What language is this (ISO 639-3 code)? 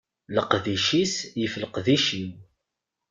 kab